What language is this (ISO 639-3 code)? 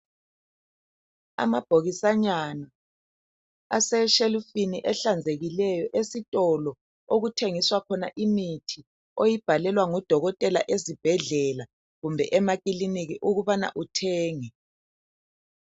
nde